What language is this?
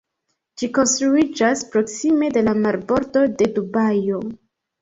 Esperanto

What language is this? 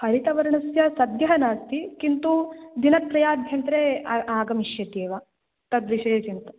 Sanskrit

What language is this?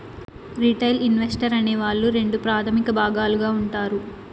Telugu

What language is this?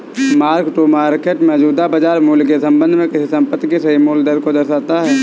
Hindi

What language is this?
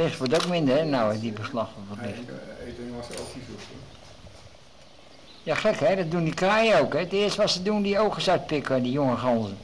Dutch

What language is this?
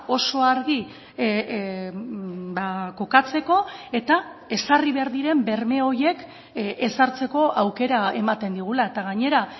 Basque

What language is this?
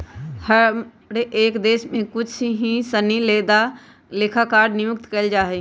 Magahi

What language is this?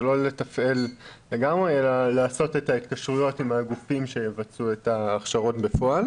Hebrew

